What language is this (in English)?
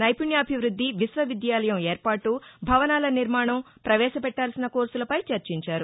Telugu